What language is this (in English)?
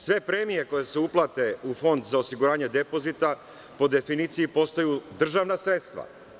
Serbian